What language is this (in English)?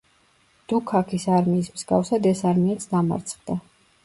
Georgian